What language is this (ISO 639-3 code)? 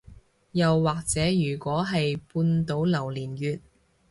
yue